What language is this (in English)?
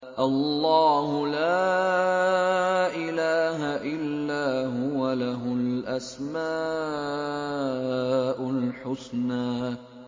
Arabic